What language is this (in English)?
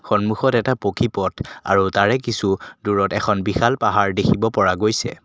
Assamese